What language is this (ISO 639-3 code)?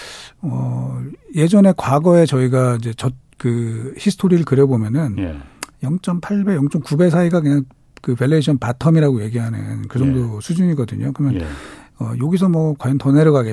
kor